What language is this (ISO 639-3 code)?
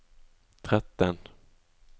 nor